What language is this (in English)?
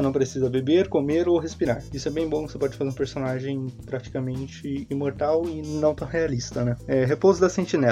Portuguese